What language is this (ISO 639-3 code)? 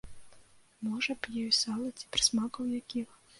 bel